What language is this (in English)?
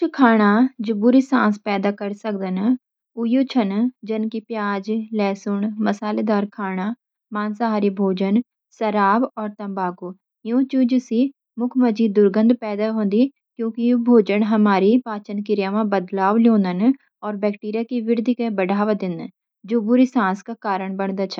Garhwali